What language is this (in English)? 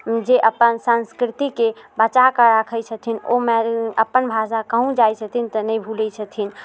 Maithili